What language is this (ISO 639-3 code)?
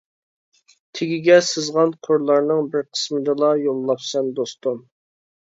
uig